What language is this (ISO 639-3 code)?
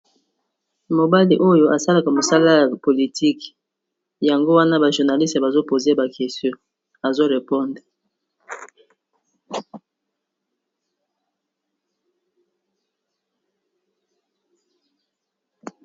lin